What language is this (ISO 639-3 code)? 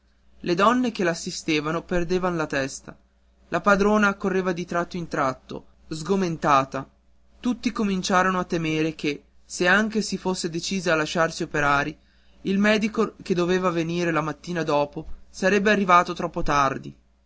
ita